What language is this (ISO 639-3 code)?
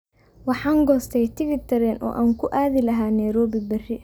som